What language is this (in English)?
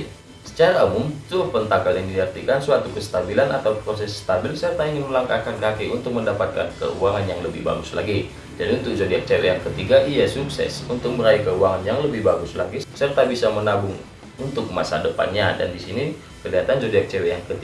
Indonesian